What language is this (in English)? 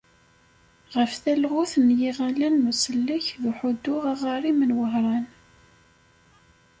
Kabyle